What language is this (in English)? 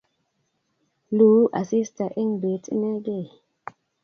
Kalenjin